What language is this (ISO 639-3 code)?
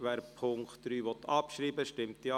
gsw